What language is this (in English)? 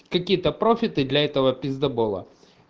Russian